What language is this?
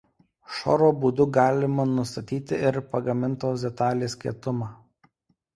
Lithuanian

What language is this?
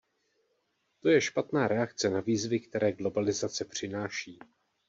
Czech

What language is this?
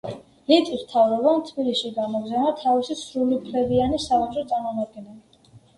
Georgian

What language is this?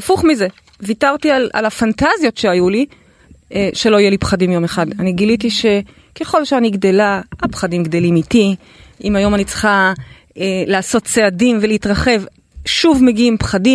Hebrew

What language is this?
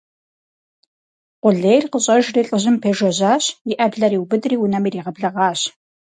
Kabardian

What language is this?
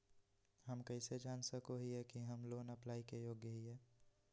Magahi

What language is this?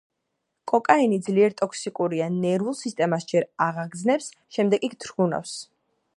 Georgian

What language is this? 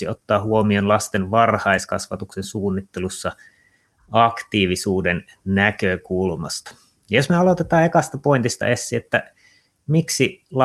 Finnish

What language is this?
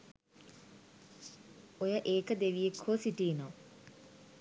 Sinhala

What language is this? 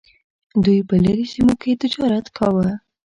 Pashto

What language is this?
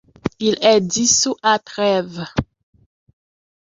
French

